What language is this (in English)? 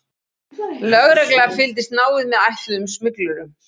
Icelandic